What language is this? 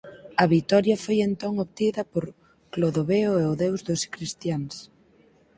Galician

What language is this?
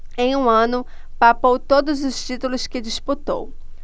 Portuguese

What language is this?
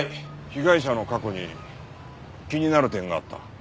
Japanese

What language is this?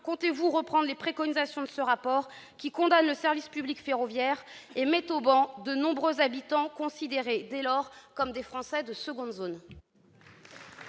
French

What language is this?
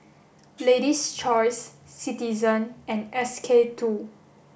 English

